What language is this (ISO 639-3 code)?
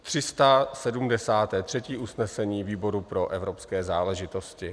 ces